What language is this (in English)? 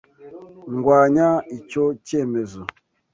Kinyarwanda